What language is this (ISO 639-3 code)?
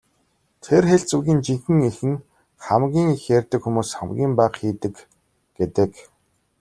mon